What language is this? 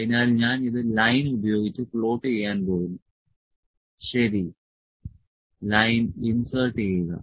Malayalam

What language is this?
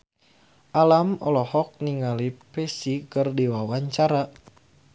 Sundanese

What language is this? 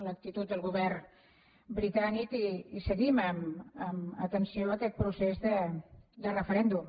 Catalan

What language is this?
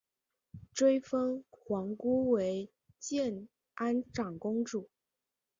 Chinese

